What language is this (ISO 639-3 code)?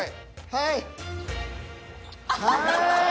jpn